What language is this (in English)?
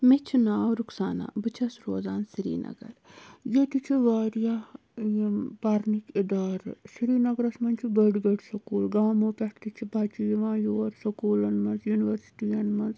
Kashmiri